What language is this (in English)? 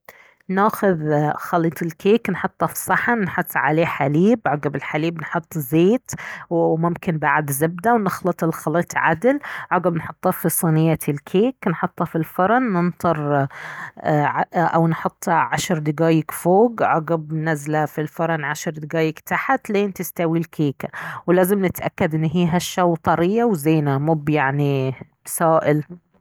Baharna Arabic